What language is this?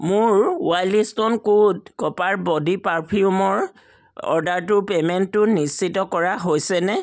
Assamese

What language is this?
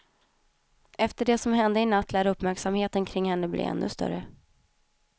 Swedish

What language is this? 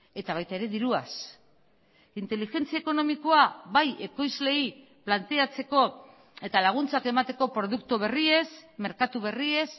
Basque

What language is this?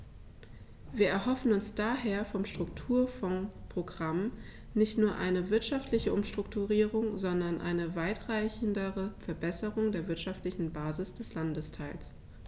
German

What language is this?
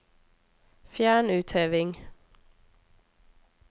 Norwegian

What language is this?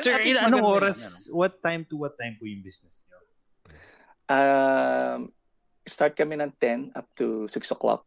Filipino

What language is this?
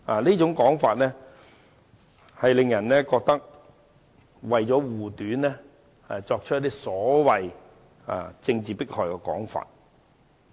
Cantonese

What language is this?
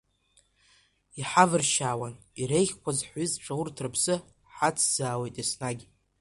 Abkhazian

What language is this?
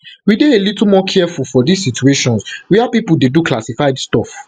Nigerian Pidgin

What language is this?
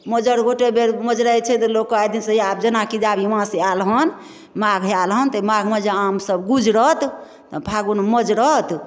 Maithili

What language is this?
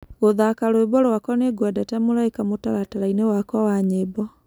Kikuyu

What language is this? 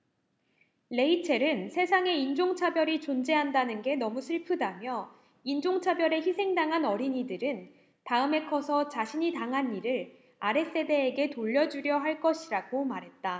Korean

